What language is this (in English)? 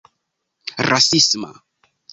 Esperanto